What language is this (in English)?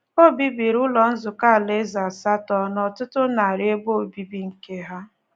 Igbo